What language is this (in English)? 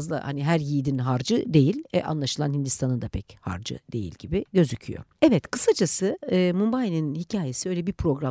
Turkish